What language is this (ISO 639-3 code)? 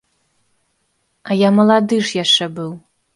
bel